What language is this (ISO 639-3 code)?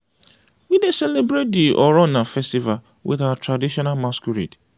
pcm